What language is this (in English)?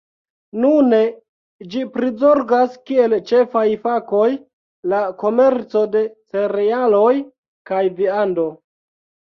Esperanto